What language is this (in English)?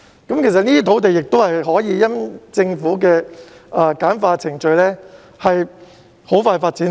Cantonese